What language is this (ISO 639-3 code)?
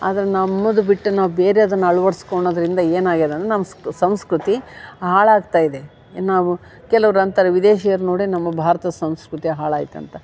kan